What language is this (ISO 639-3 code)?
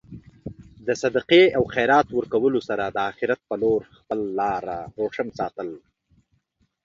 pus